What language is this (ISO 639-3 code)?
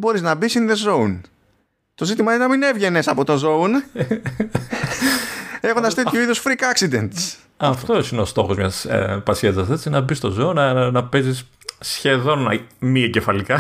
ell